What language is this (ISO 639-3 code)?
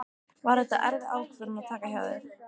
isl